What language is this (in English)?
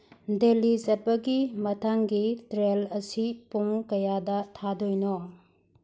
Manipuri